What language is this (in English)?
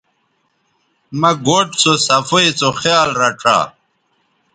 Bateri